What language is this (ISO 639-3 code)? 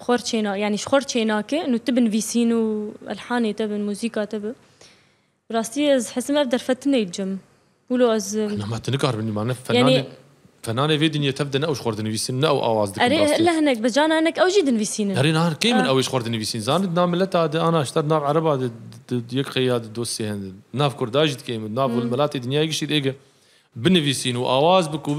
ara